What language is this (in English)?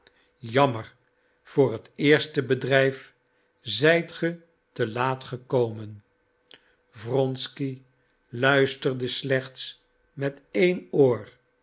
Dutch